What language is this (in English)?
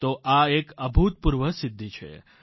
Gujarati